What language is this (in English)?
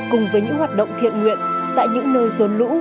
Vietnamese